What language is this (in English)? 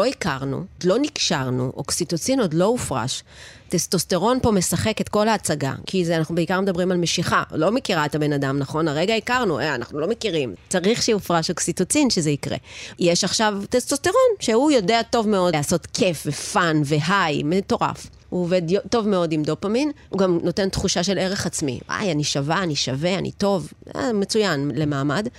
Hebrew